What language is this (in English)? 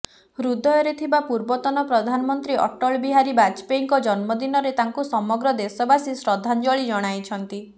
Odia